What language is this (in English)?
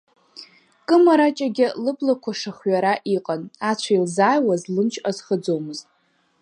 Abkhazian